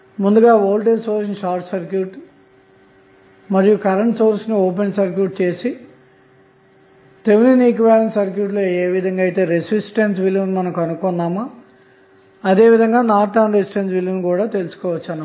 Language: Telugu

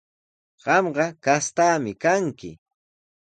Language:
Sihuas Ancash Quechua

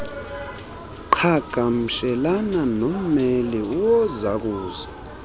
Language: Xhosa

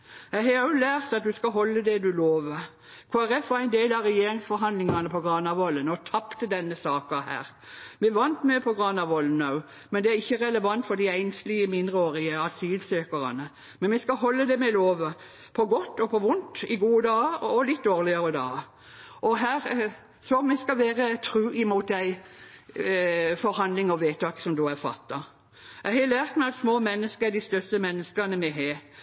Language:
Norwegian Bokmål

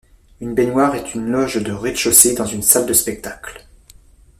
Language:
French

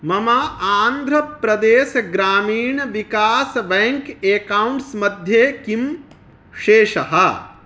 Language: Sanskrit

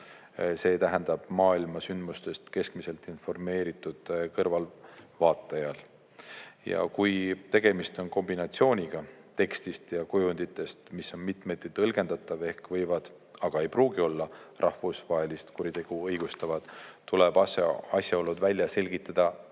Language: Estonian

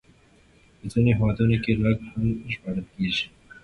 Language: Pashto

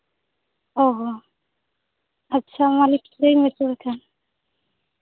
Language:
Santali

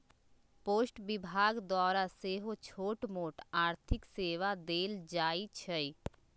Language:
Magahi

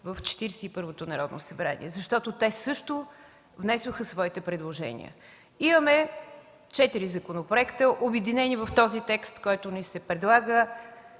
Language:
Bulgarian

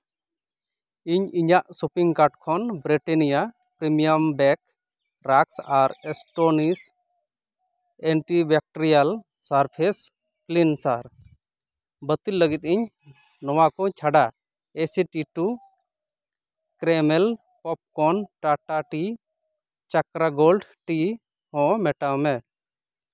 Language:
Santali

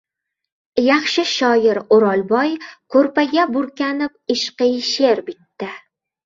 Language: Uzbek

